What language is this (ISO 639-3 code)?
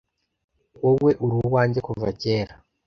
kin